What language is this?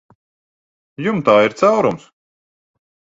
Latvian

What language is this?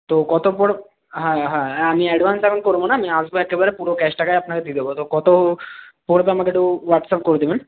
Bangla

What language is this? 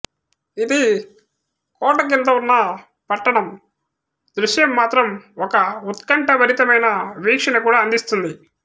Telugu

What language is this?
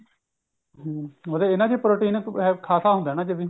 Punjabi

